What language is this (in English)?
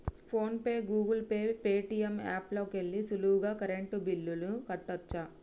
Telugu